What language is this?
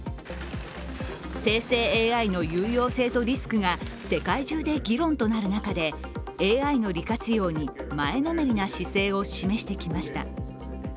Japanese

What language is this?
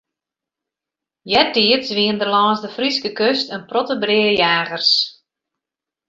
Western Frisian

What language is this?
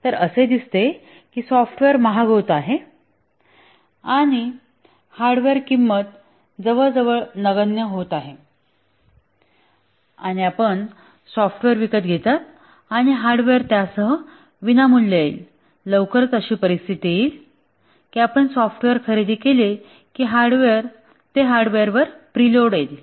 Marathi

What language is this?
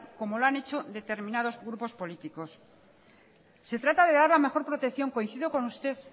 Spanish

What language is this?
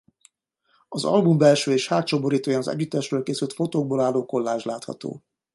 Hungarian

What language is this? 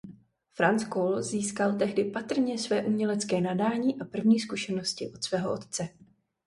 Czech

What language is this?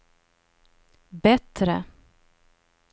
Swedish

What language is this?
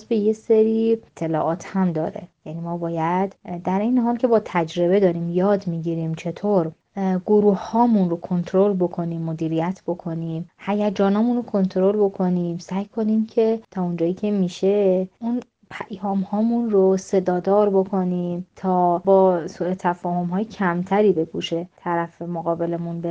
Persian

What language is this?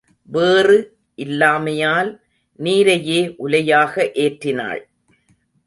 Tamil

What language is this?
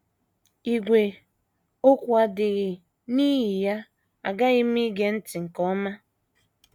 Igbo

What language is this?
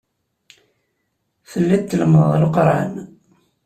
Kabyle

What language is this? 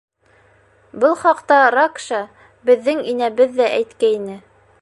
Bashkir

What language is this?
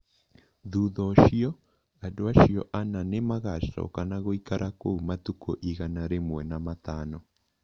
Kikuyu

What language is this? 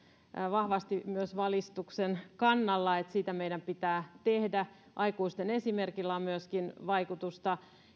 Finnish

